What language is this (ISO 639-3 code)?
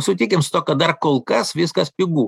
lit